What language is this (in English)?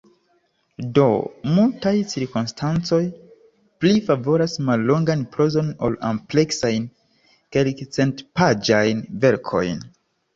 Esperanto